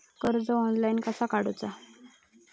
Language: Marathi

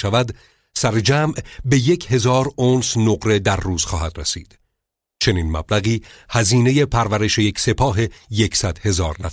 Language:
Persian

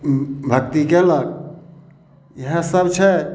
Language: Maithili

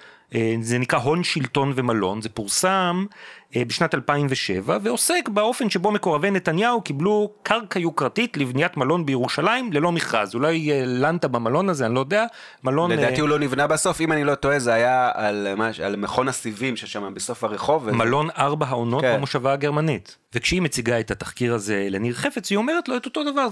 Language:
Hebrew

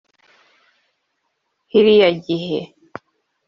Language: Kinyarwanda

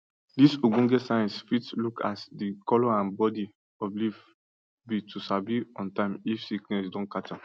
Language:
Nigerian Pidgin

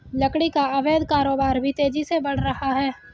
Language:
Hindi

